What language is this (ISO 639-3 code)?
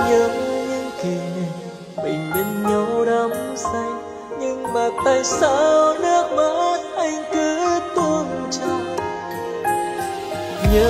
vie